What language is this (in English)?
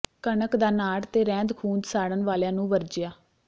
Punjabi